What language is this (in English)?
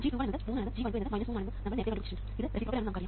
Malayalam